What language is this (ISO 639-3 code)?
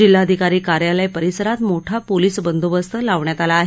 mar